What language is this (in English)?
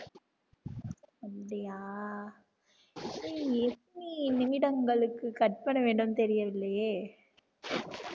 Tamil